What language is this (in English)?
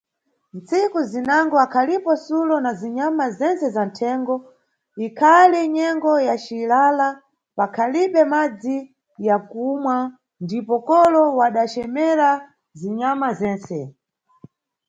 Nyungwe